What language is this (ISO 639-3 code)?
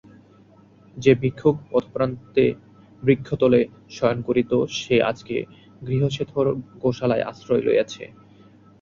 ben